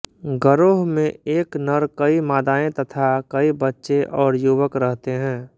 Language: Hindi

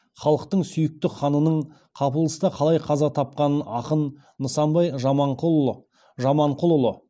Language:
Kazakh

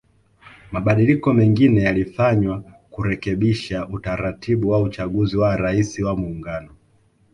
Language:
Swahili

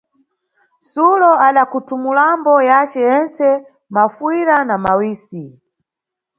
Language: Nyungwe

